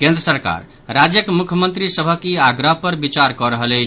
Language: Maithili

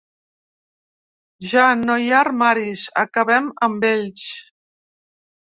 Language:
Catalan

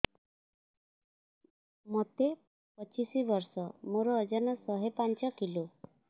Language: Odia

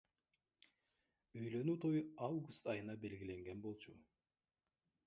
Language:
Kyrgyz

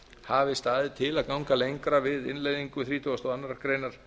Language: Icelandic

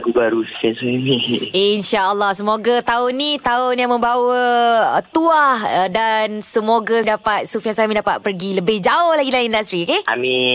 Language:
Malay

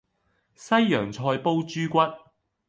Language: Cantonese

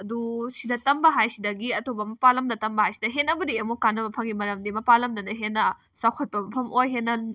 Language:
Manipuri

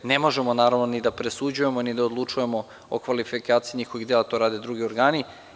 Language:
Serbian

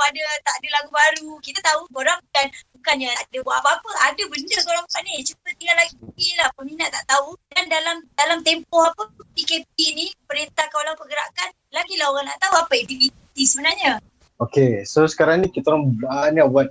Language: Malay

